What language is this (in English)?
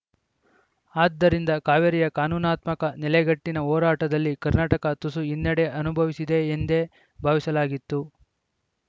Kannada